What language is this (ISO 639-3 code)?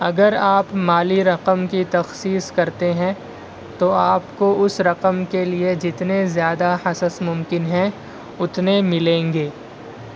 urd